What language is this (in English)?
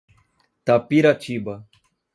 Portuguese